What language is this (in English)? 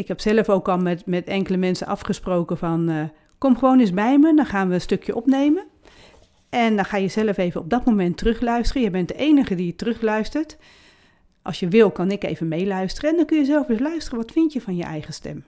Dutch